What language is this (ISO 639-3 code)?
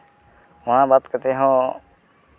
sat